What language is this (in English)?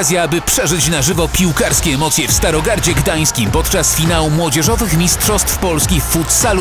Polish